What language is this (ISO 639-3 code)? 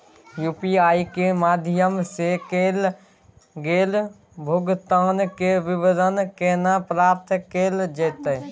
mai